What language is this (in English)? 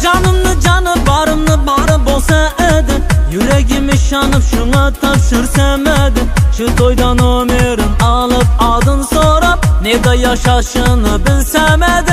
Turkish